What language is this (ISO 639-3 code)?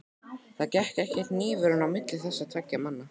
isl